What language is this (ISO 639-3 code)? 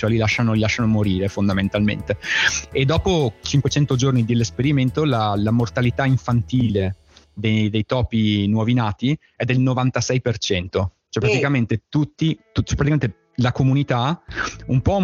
ita